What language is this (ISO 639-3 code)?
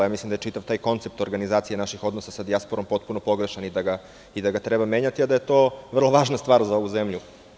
srp